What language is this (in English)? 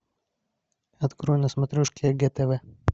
Russian